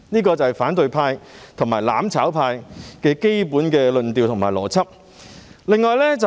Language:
Cantonese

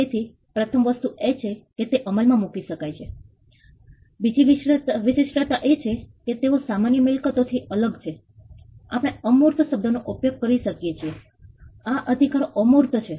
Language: Gujarati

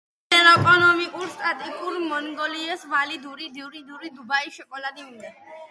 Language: Georgian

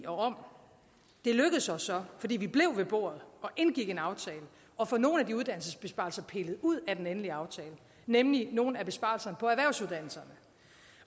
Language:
Danish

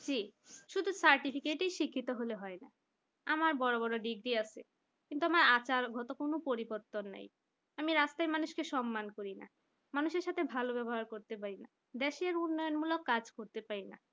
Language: Bangla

